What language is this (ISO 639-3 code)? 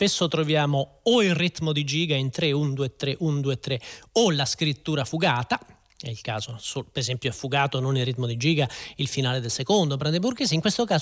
ita